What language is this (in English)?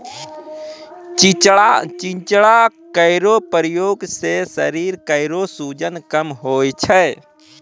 Maithili